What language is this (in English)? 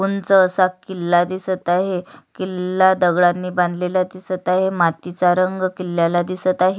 Marathi